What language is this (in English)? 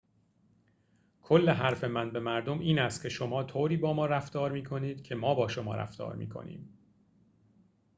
Persian